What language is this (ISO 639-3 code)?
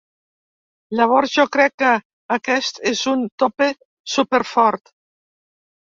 cat